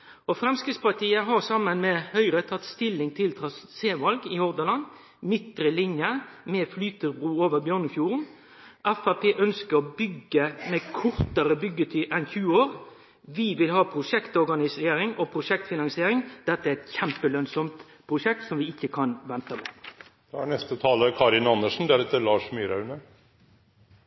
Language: Norwegian Nynorsk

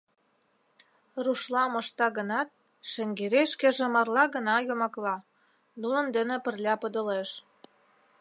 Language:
Mari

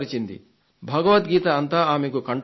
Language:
Telugu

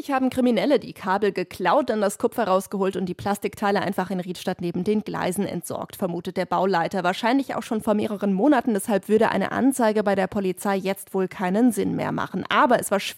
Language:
German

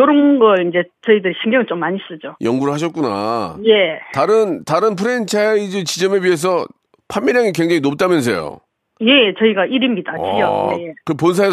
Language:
Korean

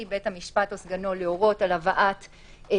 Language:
Hebrew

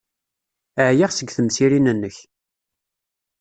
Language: Kabyle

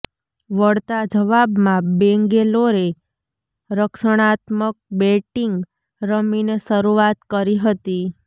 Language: Gujarati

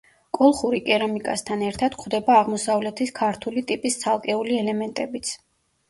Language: Georgian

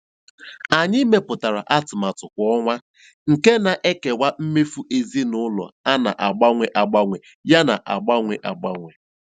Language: Igbo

